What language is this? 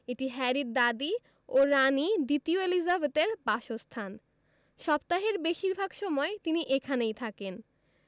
Bangla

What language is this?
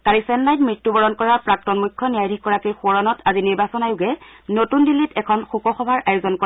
Assamese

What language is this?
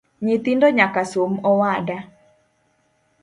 Luo (Kenya and Tanzania)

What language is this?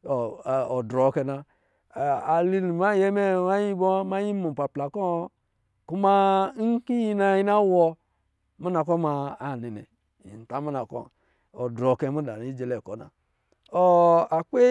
Lijili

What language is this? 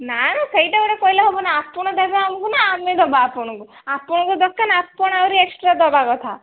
Odia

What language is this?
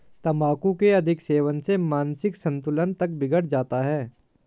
Hindi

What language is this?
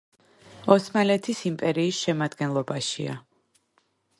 Georgian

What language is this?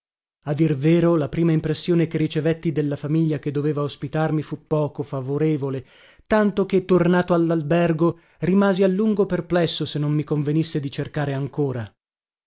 Italian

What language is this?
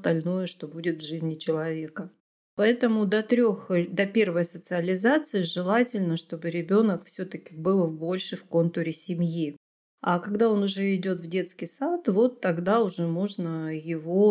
Russian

